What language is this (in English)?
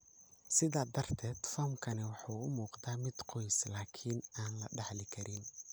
Somali